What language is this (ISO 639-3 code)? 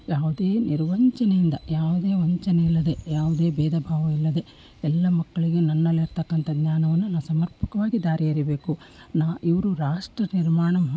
kan